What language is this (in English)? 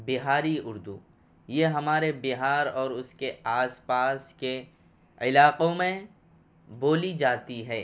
Urdu